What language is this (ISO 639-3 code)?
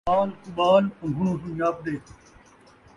skr